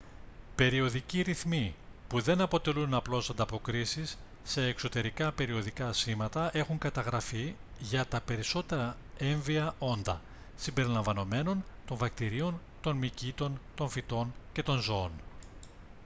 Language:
Greek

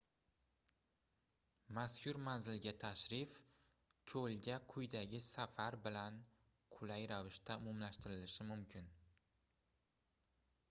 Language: Uzbek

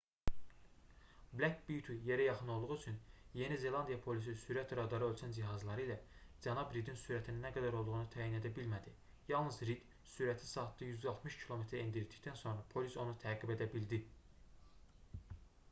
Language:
Azerbaijani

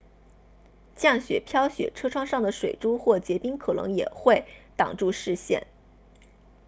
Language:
Chinese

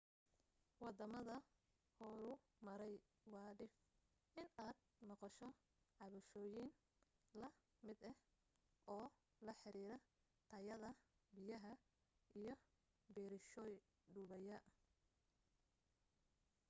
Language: Somali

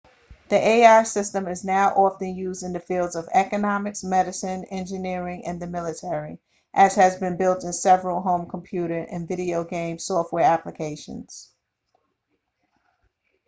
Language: English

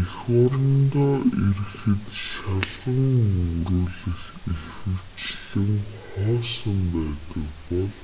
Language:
Mongolian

